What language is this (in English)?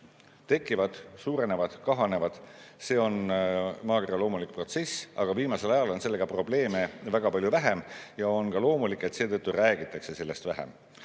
Estonian